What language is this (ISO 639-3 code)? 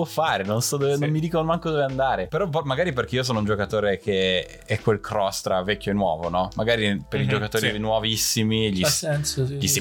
ita